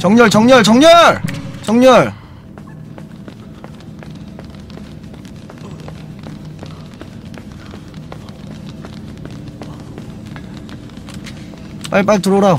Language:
Korean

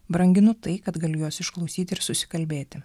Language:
Lithuanian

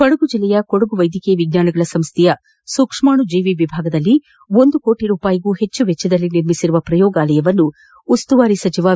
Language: Kannada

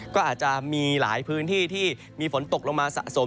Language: Thai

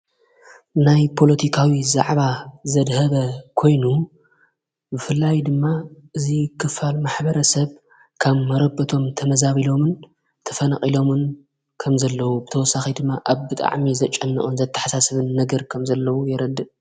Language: Tigrinya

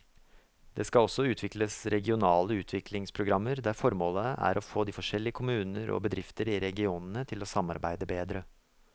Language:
Norwegian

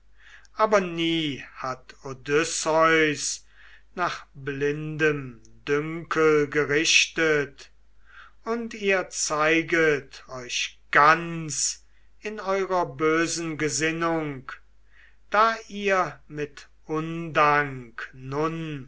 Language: German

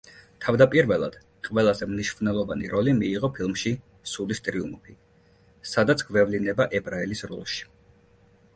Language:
Georgian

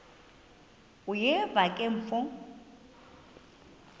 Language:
Xhosa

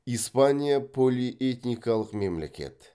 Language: Kazakh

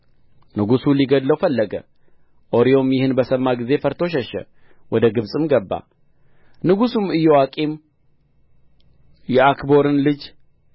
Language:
Amharic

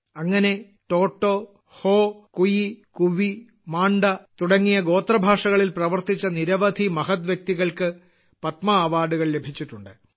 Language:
Malayalam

